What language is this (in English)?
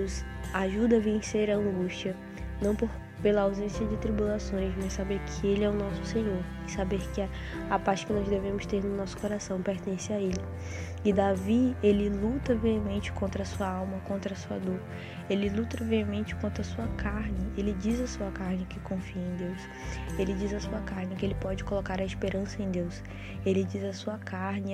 Portuguese